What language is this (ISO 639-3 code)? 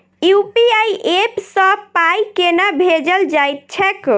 mai